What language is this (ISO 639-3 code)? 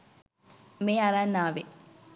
sin